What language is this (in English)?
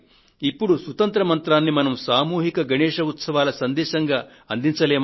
Telugu